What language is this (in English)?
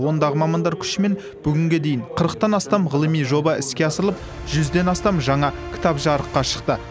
Kazakh